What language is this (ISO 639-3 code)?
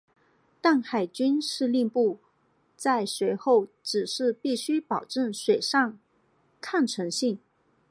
zho